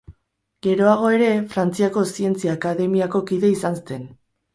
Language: Basque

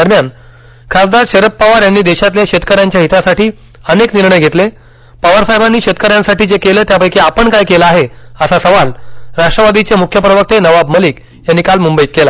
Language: Marathi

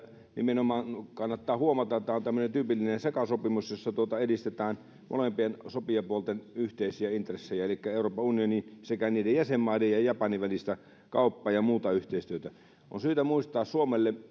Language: Finnish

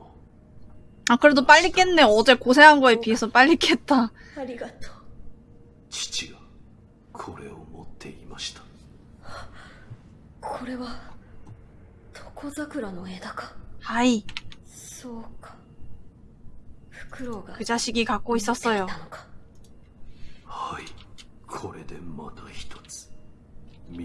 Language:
Korean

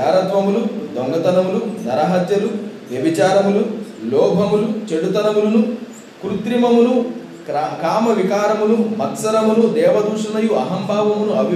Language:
Telugu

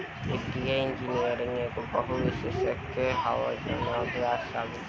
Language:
Bhojpuri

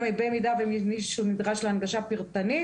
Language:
Hebrew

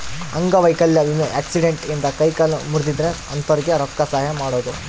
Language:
Kannada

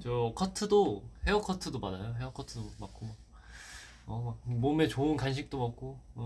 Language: Korean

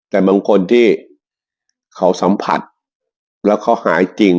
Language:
Thai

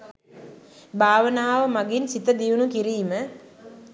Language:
Sinhala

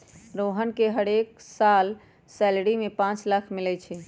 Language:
Magahi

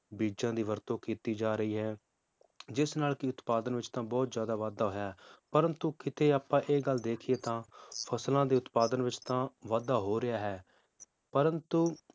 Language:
Punjabi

